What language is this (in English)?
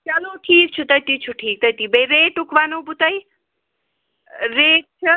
Kashmiri